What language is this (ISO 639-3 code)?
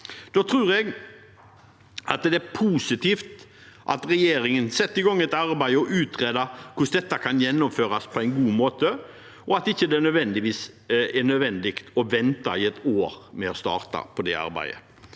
nor